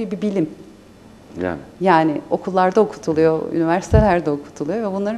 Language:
Turkish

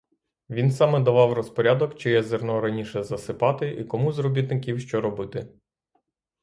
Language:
Ukrainian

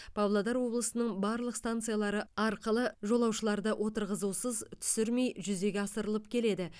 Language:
Kazakh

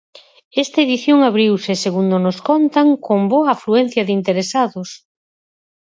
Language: Galician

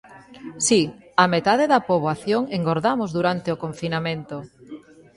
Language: Galician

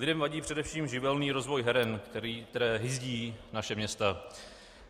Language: Czech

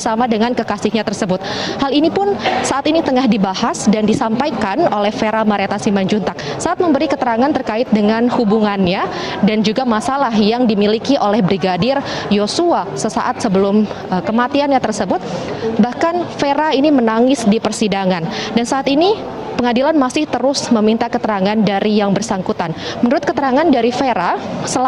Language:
Indonesian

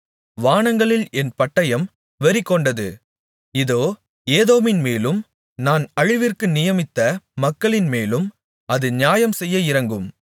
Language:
Tamil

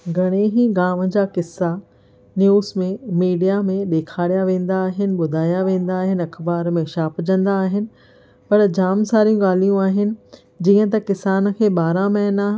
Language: Sindhi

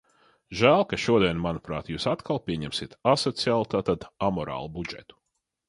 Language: Latvian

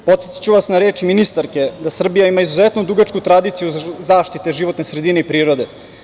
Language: Serbian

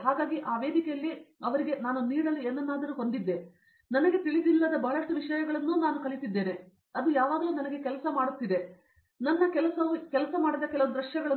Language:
Kannada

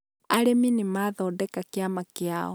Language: Kikuyu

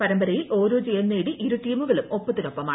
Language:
Malayalam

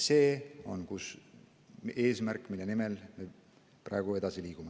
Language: Estonian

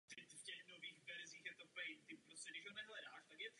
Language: Czech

